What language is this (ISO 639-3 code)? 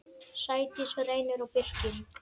isl